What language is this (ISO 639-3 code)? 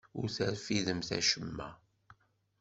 kab